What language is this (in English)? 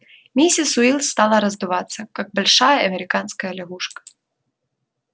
Russian